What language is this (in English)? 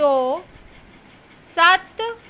Punjabi